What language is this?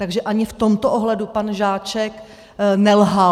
Czech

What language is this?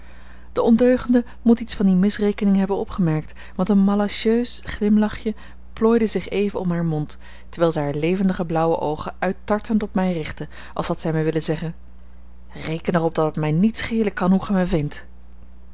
Dutch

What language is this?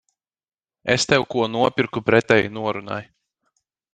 Latvian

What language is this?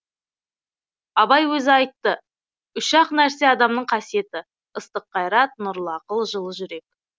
Kazakh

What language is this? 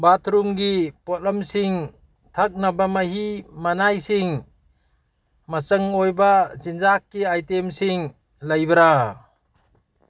Manipuri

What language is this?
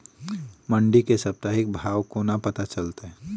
Maithili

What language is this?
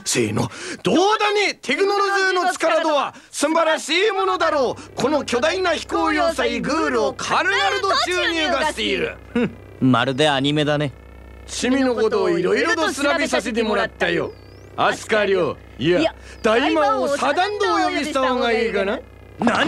Japanese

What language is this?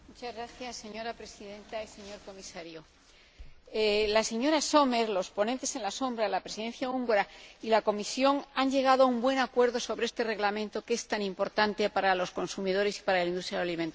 Spanish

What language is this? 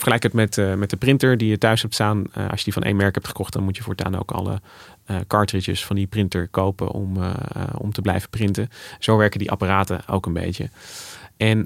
Dutch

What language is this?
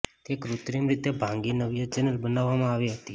Gujarati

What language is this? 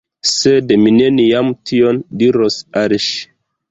Esperanto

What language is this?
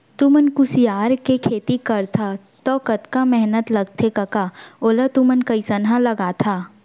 Chhattisgarhi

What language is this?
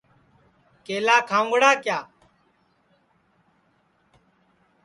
Sansi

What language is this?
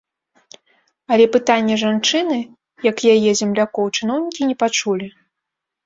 Belarusian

